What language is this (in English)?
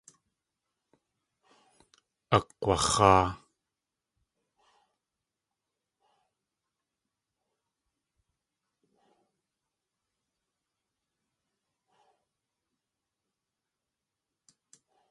Tlingit